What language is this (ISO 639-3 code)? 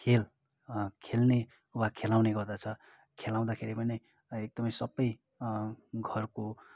nep